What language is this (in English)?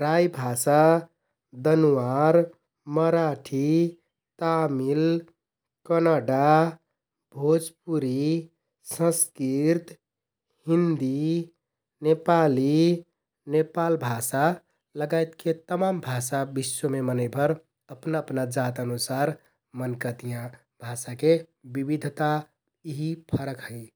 Kathoriya Tharu